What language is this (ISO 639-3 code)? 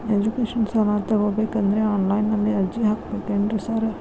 kan